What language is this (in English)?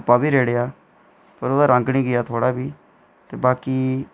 Dogri